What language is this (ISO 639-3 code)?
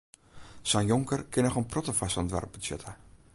fry